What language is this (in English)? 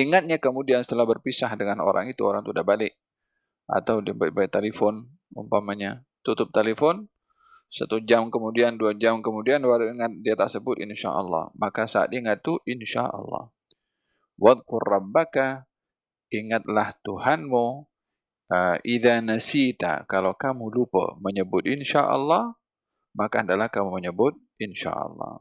Malay